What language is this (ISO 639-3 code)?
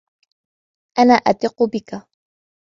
ara